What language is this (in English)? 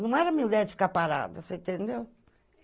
Portuguese